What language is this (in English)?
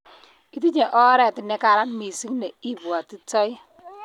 Kalenjin